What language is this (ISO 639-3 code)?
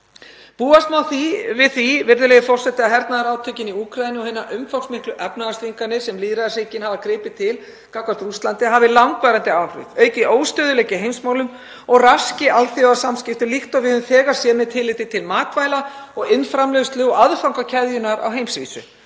isl